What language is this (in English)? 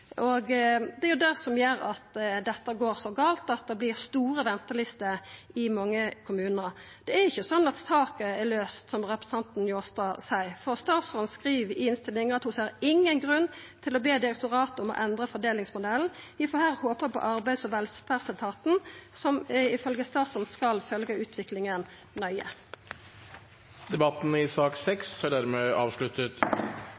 Norwegian